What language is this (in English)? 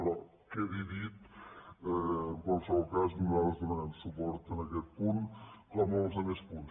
Catalan